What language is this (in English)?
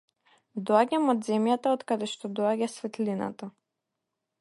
Macedonian